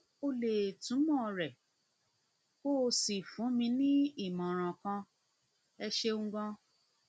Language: Yoruba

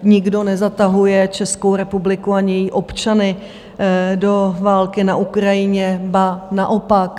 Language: Czech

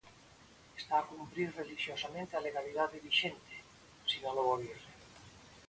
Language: Galician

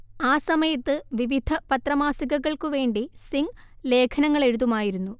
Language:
Malayalam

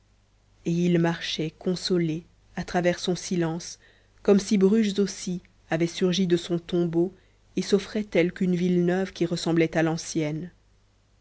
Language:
French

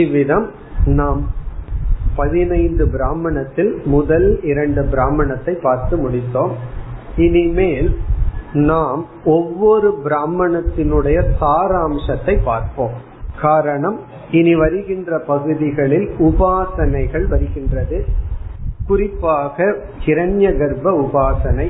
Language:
Tamil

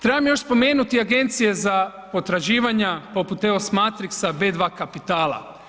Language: Croatian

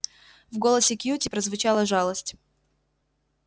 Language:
Russian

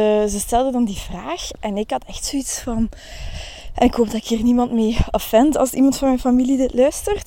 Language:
Dutch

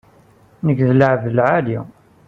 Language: Kabyle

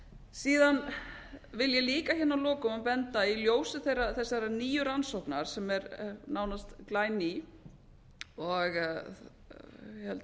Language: Icelandic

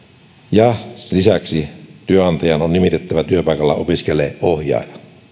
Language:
Finnish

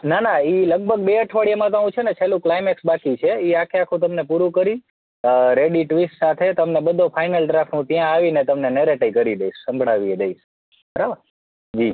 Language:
Gujarati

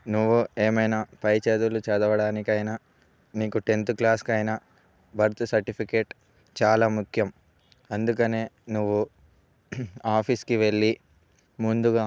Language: Telugu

